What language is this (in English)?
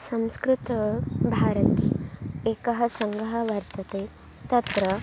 Sanskrit